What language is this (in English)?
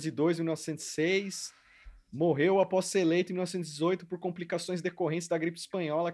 Portuguese